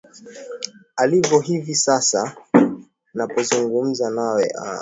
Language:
Swahili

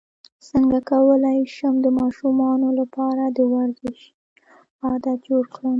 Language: Pashto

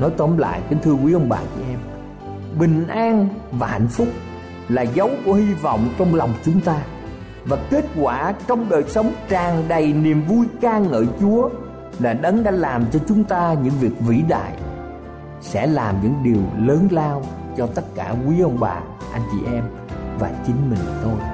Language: Vietnamese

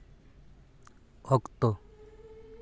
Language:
Santali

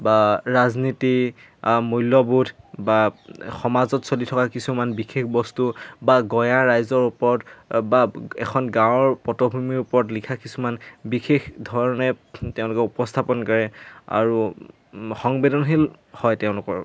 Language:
Assamese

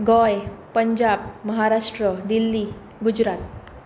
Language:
Konkani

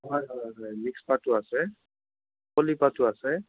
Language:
Assamese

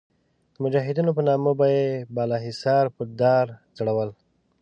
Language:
Pashto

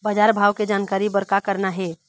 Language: Chhattisgarhi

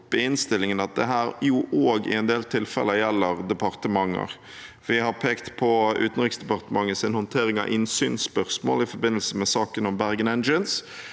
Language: Norwegian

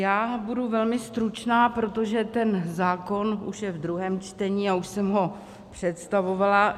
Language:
Czech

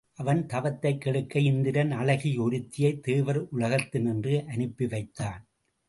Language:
Tamil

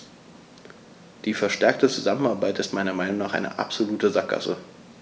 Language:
German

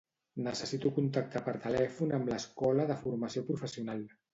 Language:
Catalan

